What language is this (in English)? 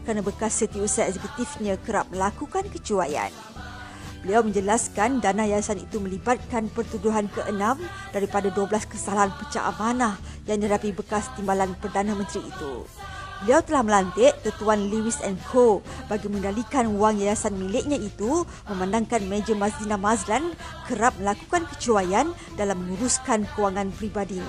Malay